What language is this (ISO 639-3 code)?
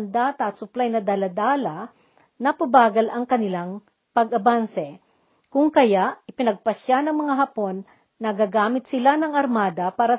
fil